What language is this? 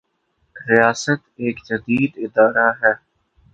Urdu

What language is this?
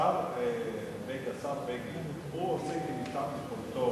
Hebrew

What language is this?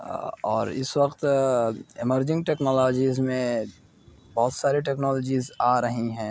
Urdu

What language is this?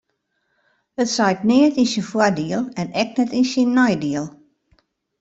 Western Frisian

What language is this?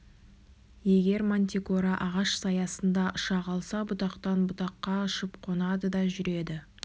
Kazakh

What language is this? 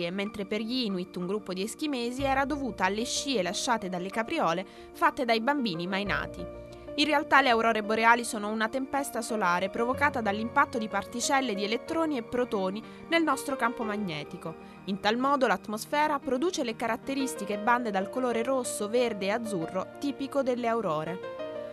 Italian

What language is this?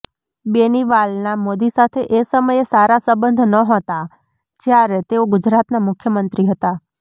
Gujarati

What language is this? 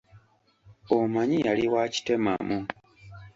Ganda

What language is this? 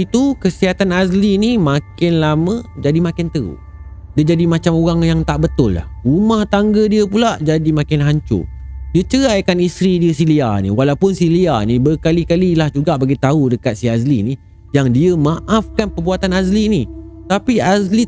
Malay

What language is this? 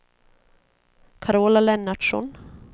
Swedish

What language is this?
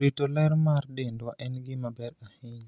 Luo (Kenya and Tanzania)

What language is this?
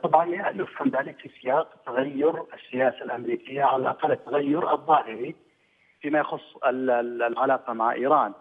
Arabic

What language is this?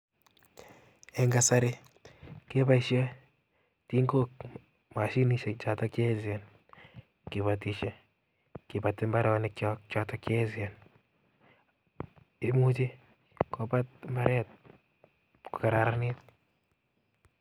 Kalenjin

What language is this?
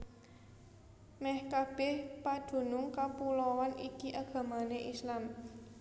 Javanese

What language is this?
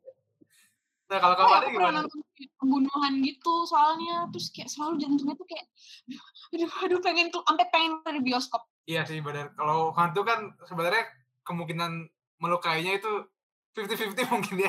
Indonesian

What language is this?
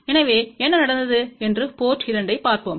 Tamil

